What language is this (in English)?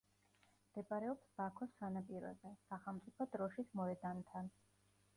Georgian